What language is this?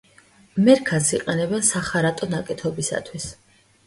Georgian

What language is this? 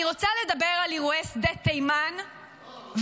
Hebrew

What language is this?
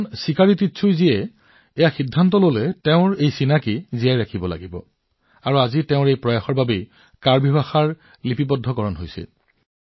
Assamese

